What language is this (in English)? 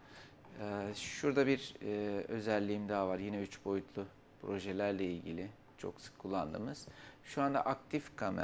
Turkish